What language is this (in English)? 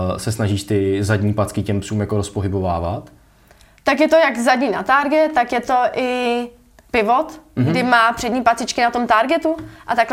Czech